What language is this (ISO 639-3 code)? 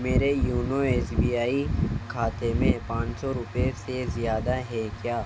urd